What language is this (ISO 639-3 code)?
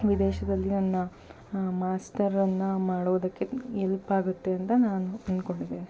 kan